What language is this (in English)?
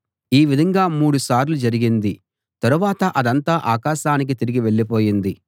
Telugu